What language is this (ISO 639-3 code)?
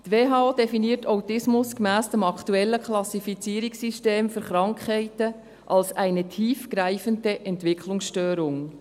gsw